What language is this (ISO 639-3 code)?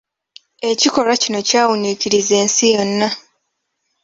lug